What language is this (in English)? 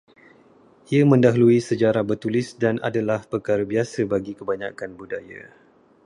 Malay